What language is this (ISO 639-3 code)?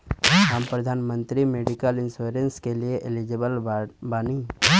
bho